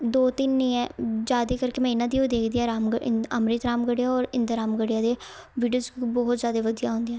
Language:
Punjabi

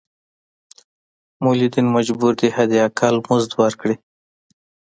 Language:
Pashto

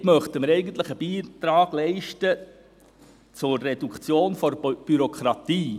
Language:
Swiss German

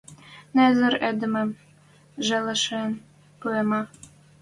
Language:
Western Mari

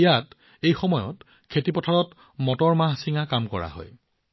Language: Assamese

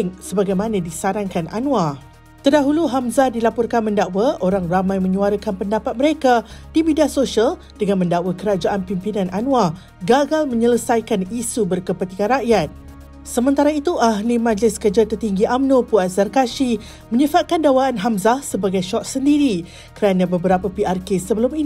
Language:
Malay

